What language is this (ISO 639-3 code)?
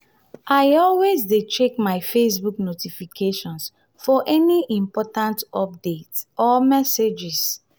pcm